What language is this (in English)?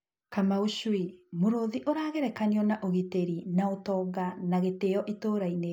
Kikuyu